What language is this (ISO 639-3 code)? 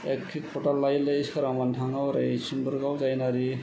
brx